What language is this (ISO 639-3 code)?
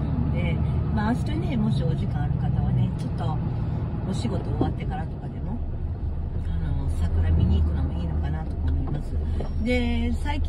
jpn